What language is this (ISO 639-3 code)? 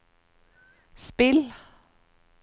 nor